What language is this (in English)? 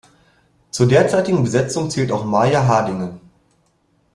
German